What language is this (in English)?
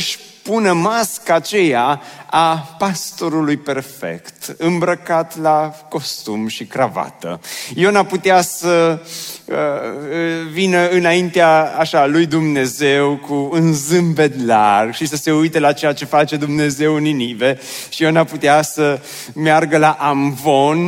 Romanian